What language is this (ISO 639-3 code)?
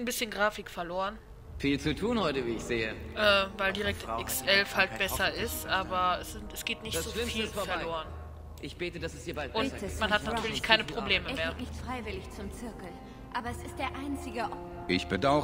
deu